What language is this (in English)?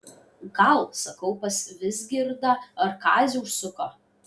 Lithuanian